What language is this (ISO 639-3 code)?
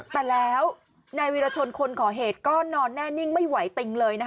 tha